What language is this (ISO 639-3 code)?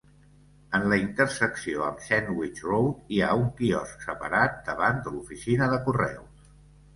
cat